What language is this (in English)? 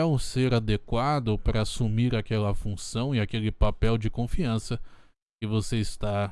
Portuguese